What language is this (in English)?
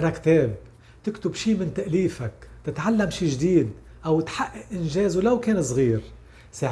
Arabic